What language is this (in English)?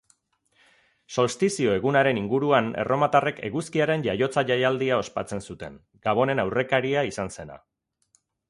Basque